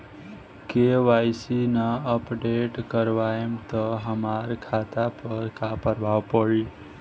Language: Bhojpuri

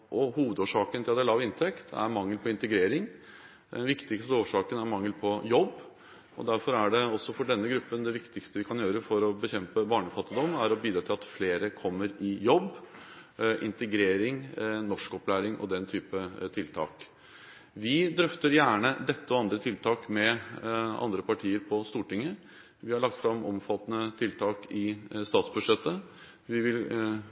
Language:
Norwegian Bokmål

